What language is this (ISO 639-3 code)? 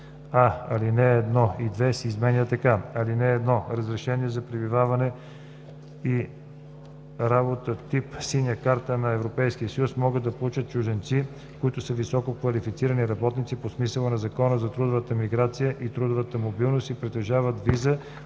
bul